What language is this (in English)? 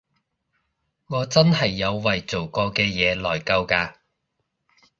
Cantonese